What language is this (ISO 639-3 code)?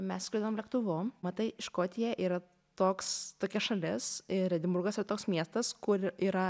lit